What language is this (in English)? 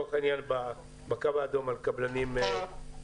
Hebrew